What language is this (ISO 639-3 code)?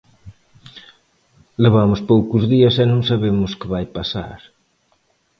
glg